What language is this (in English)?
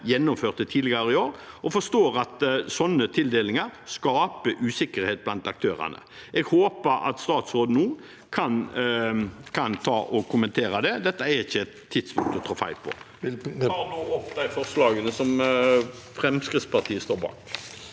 Norwegian